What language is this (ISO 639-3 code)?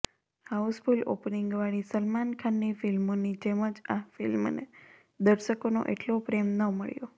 guj